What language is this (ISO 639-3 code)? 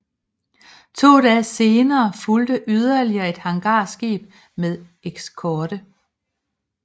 dan